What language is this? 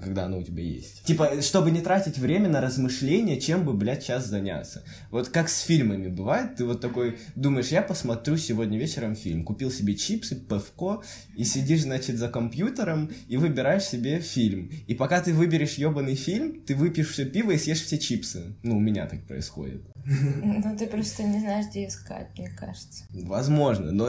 Russian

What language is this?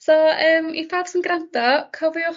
Welsh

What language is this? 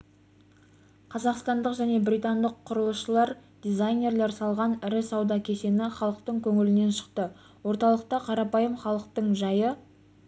Kazakh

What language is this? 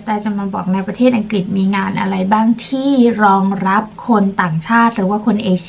Thai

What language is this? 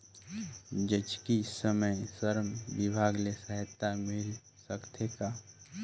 Chhattisgarhi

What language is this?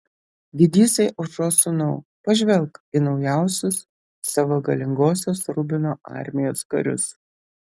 Lithuanian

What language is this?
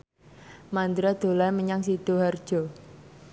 Javanese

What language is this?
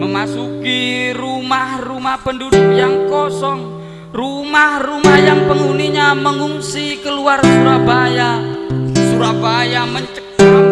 Indonesian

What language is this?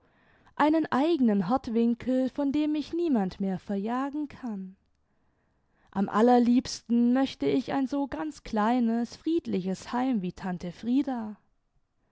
German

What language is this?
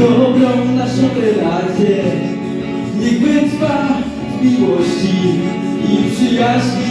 Polish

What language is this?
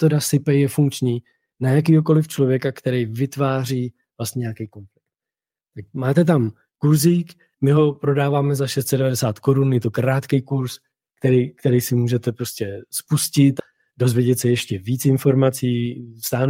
Czech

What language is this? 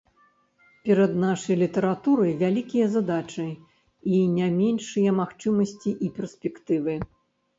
Belarusian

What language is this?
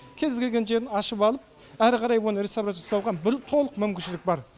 Kazakh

